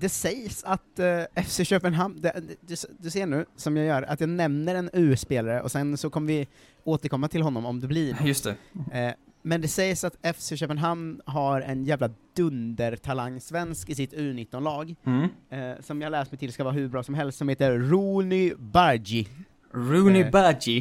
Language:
Swedish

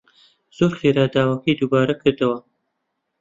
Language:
Central Kurdish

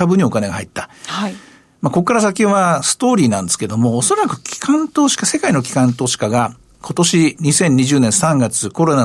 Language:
Japanese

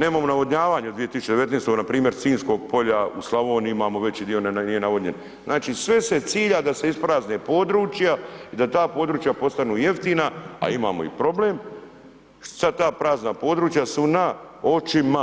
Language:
Croatian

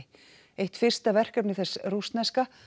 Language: Icelandic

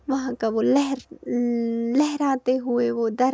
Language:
Kashmiri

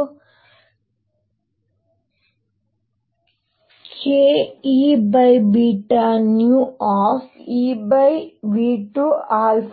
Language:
Kannada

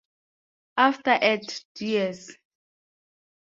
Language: English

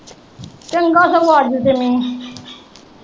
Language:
Punjabi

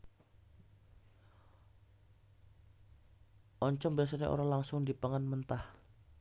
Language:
Javanese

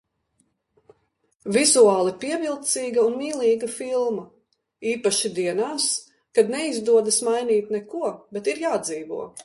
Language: Latvian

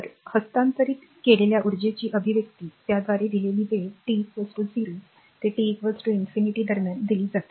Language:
Marathi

